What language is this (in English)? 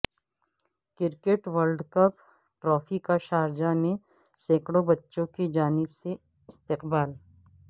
Urdu